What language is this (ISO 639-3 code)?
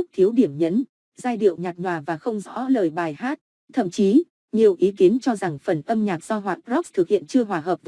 vie